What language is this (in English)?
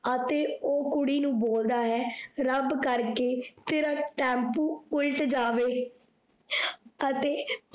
Punjabi